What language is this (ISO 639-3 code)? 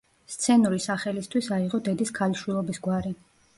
kat